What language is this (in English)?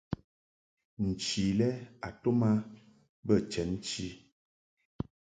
Mungaka